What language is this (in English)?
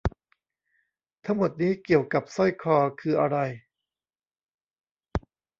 Thai